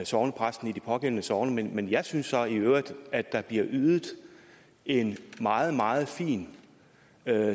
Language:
Danish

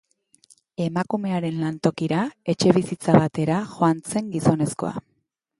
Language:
Basque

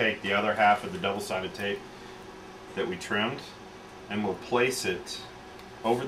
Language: English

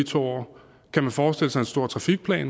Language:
Danish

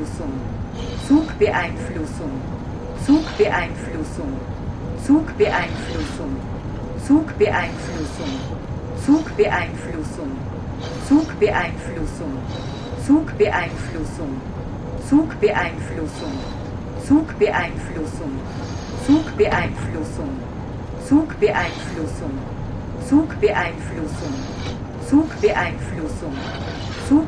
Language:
German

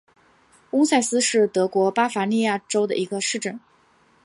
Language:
Chinese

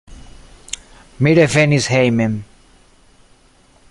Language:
Esperanto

